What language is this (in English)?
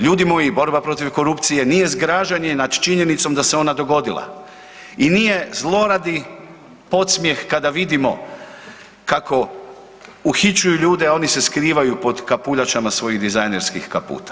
Croatian